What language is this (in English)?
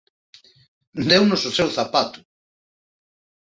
Galician